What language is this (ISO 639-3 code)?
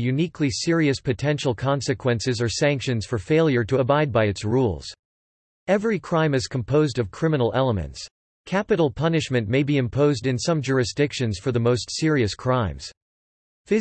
eng